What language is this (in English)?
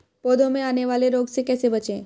Hindi